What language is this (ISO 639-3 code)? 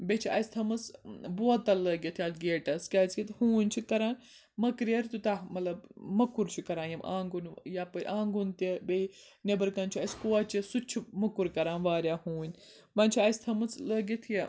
kas